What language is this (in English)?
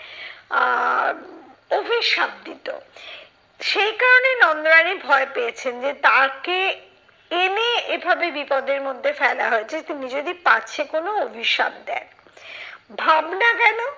Bangla